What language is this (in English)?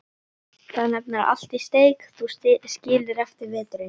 Icelandic